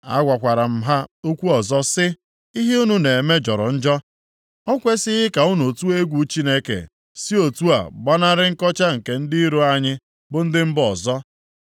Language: Igbo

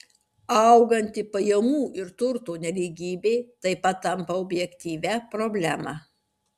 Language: Lithuanian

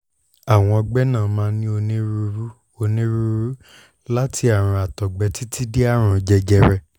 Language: Yoruba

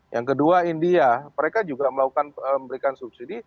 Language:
Indonesian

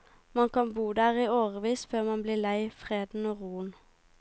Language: Norwegian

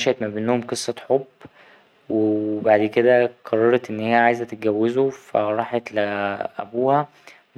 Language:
Egyptian Arabic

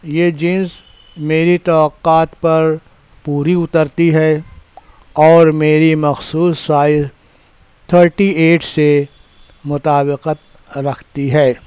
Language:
Urdu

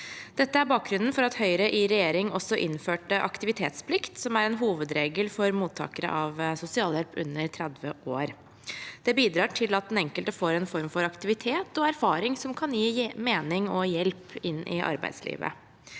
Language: Norwegian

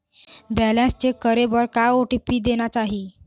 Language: Chhattisgarhi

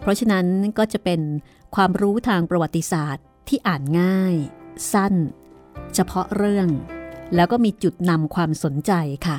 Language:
Thai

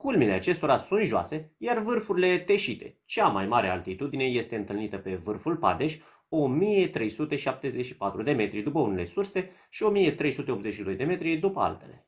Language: Romanian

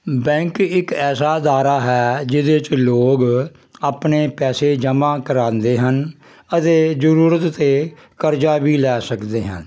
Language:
Punjabi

